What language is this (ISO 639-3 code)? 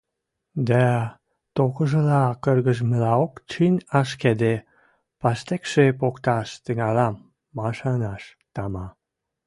mrj